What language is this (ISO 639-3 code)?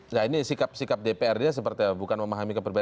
ind